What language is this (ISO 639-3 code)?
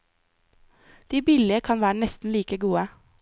nor